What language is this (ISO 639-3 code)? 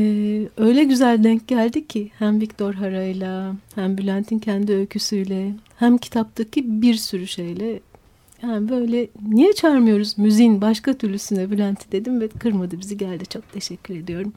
tur